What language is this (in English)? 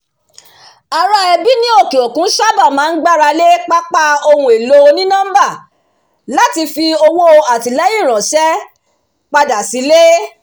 Yoruba